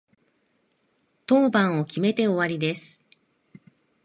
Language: Japanese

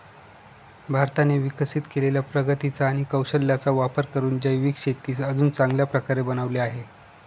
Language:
Marathi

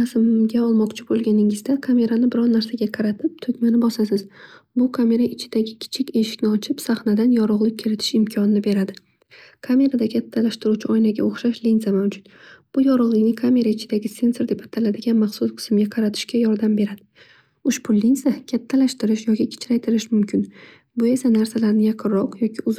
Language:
Uzbek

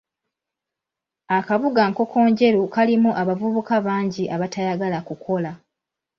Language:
Ganda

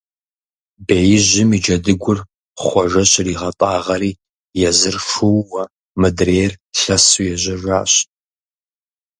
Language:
Kabardian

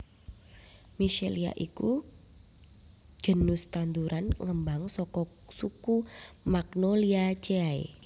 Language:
Javanese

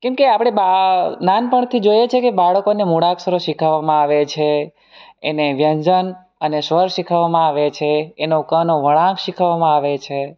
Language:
Gujarati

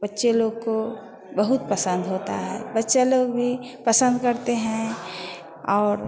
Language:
Hindi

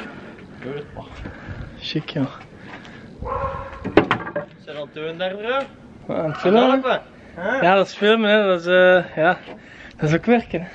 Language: Dutch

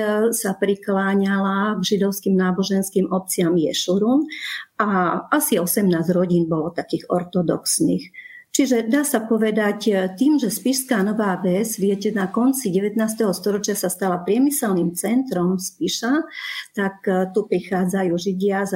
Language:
Slovak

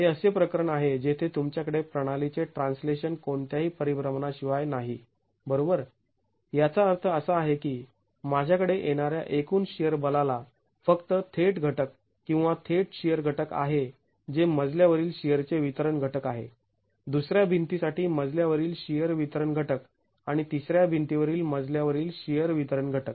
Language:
Marathi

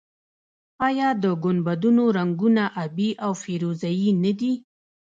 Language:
Pashto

